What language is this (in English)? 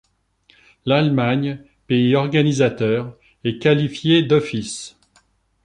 French